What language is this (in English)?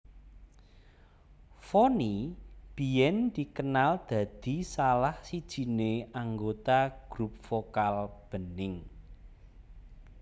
Javanese